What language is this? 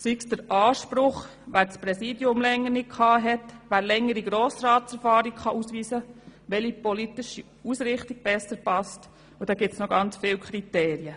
Swiss German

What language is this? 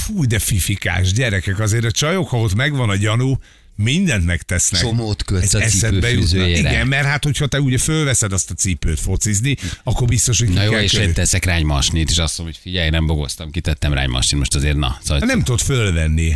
Hungarian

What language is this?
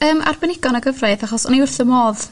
Welsh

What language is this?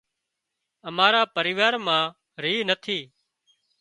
Wadiyara Koli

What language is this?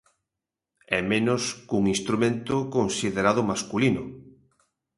Galician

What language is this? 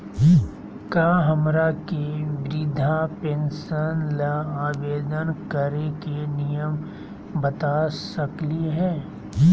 Magahi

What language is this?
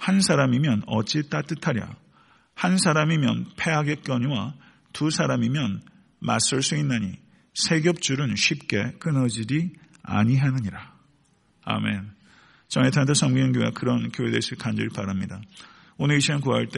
Korean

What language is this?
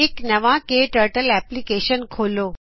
Punjabi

